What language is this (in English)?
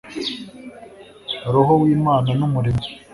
Kinyarwanda